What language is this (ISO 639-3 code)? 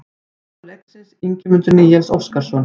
isl